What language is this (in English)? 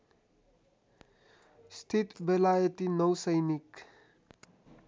Nepali